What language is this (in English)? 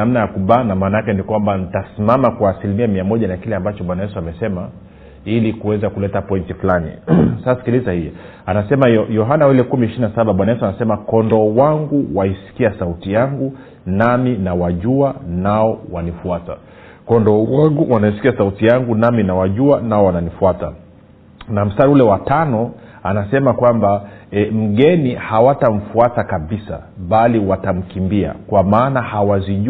Swahili